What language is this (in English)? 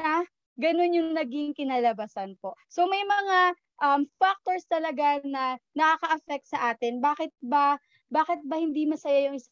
Filipino